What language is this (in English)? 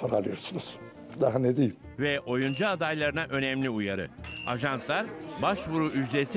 Turkish